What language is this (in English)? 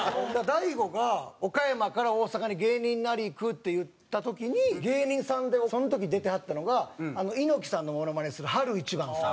Japanese